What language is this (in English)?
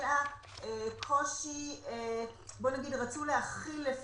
Hebrew